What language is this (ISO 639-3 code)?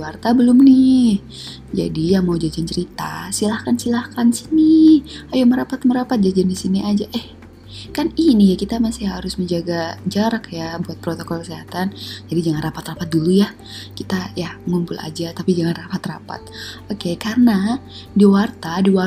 ind